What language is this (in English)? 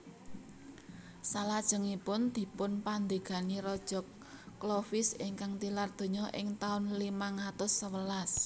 Javanese